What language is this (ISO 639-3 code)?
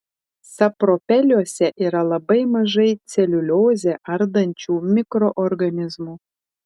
lit